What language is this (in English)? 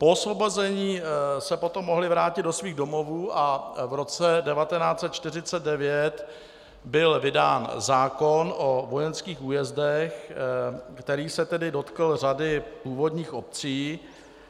Czech